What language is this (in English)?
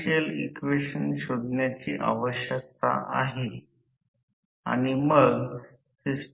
Marathi